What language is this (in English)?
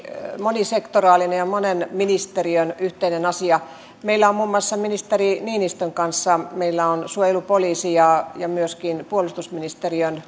Finnish